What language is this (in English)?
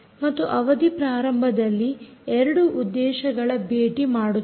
Kannada